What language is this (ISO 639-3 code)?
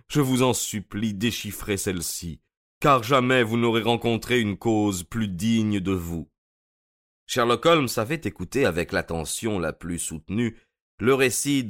fra